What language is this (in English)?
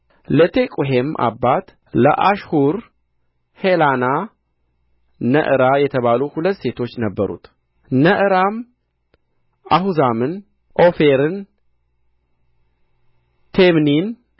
Amharic